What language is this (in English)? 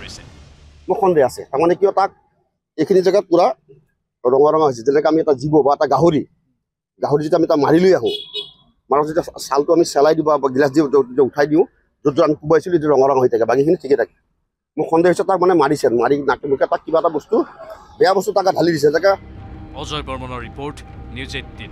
Bangla